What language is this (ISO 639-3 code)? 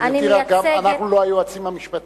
heb